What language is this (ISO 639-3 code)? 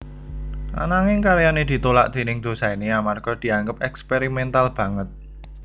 jav